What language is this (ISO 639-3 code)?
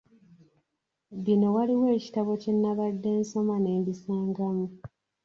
lug